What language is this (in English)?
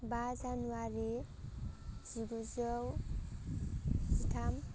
Bodo